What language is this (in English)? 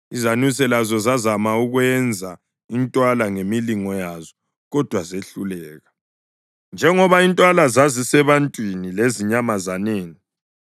North Ndebele